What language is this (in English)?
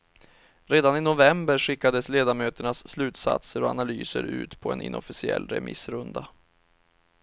Swedish